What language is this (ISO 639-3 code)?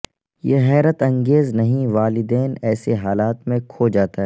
urd